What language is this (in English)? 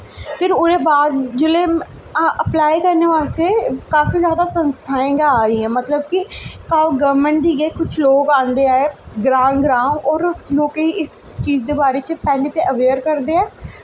Dogri